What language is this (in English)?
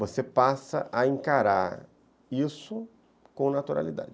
Portuguese